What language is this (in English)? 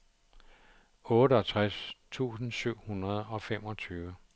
Danish